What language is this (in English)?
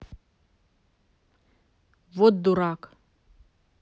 Russian